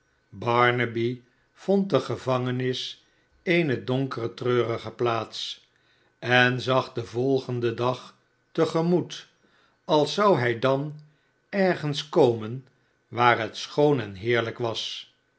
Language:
Dutch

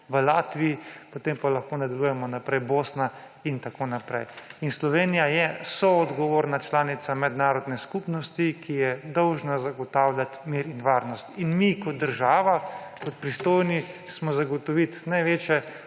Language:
Slovenian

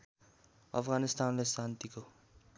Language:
Nepali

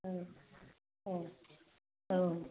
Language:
Bodo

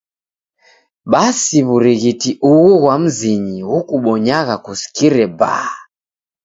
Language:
Taita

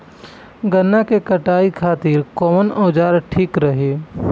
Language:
Bhojpuri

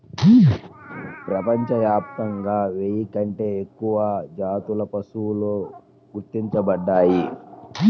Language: Telugu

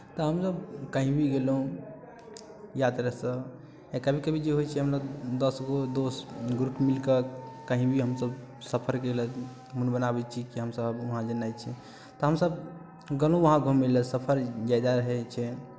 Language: Maithili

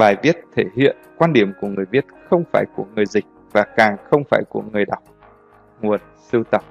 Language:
Vietnamese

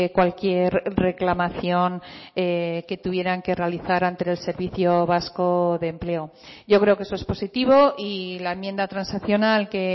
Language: Spanish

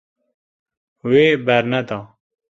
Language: Kurdish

